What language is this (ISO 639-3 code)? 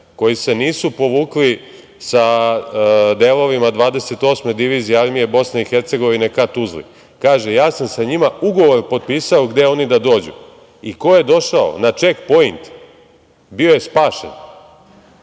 srp